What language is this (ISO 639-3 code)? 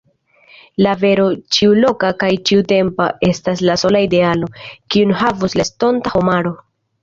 epo